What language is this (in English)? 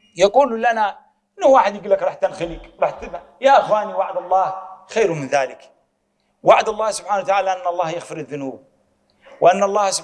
Arabic